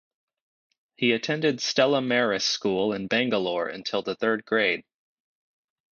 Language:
English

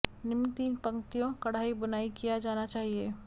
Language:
Hindi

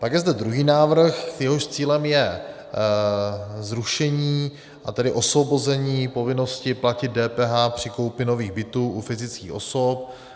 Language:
Czech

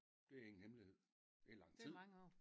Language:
Danish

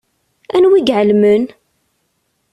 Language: Kabyle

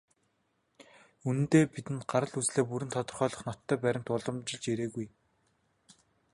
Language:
Mongolian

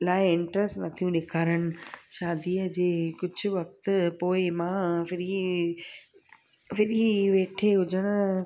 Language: Sindhi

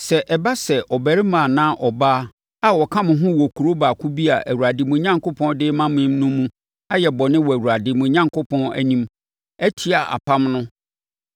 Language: Akan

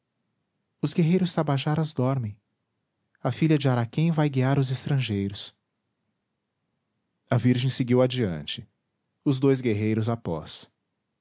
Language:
Portuguese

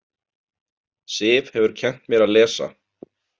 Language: Icelandic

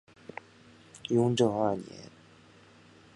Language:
Chinese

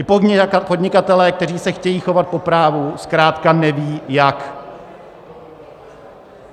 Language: Czech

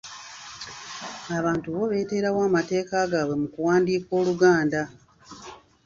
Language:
Ganda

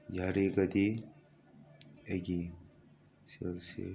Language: Manipuri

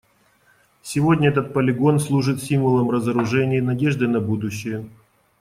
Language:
Russian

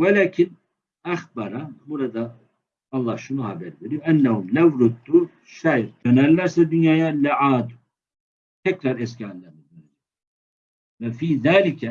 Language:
Turkish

